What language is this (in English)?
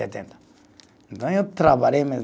Portuguese